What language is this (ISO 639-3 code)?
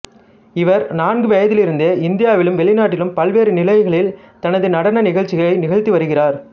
tam